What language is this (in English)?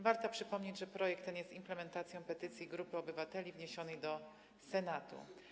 Polish